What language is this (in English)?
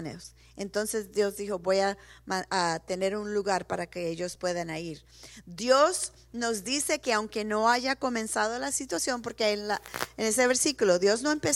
Spanish